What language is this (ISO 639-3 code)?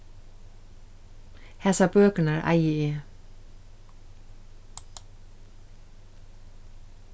fao